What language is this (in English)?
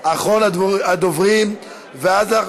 Hebrew